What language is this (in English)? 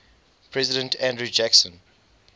English